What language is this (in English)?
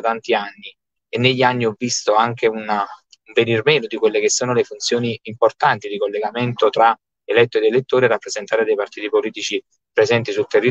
Italian